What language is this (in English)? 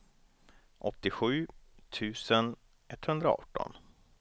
Swedish